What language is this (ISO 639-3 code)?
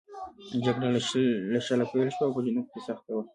pus